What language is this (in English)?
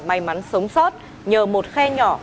Vietnamese